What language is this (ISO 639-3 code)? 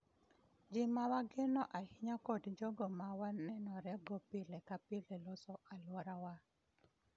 luo